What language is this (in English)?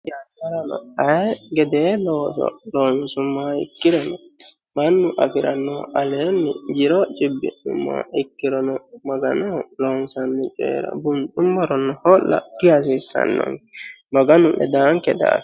Sidamo